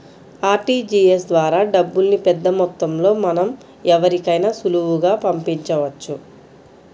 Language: Telugu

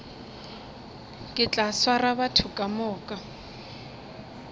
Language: Northern Sotho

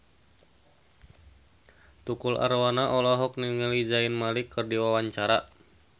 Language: Sundanese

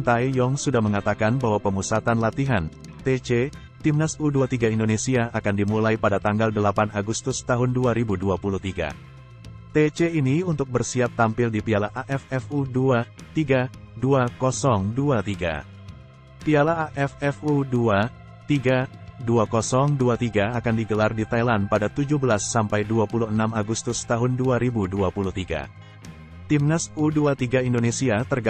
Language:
Indonesian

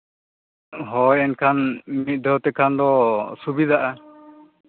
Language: Santali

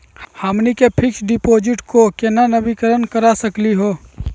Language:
Magahi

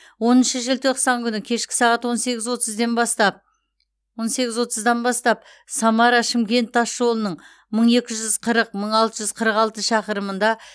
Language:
Kazakh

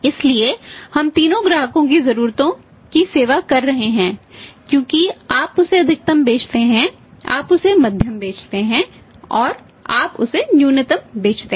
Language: Hindi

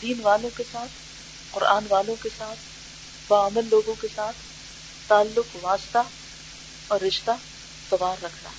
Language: Urdu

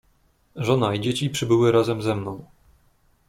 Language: Polish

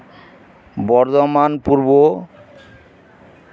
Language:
Santali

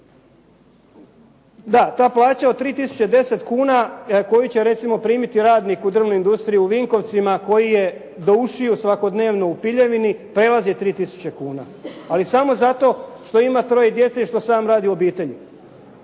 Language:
Croatian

